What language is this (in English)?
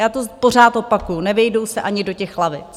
Czech